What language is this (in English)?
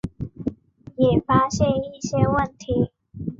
Chinese